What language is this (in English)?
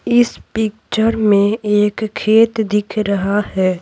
Hindi